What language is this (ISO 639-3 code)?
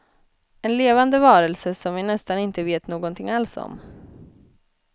swe